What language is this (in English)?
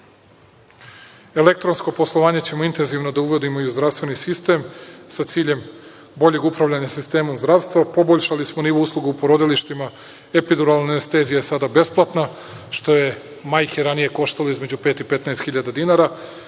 Serbian